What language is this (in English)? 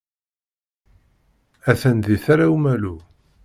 Kabyle